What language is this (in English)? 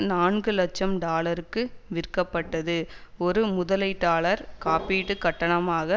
Tamil